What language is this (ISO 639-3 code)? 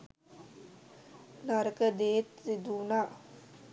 sin